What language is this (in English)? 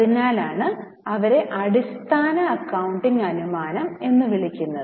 Malayalam